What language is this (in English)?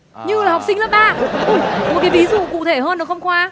Vietnamese